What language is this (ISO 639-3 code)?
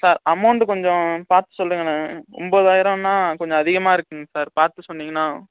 tam